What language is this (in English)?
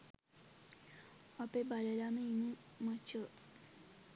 Sinhala